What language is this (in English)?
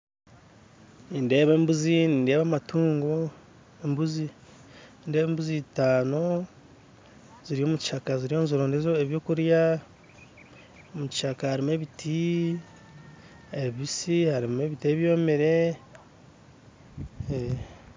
Nyankole